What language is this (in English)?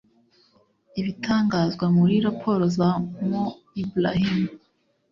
Kinyarwanda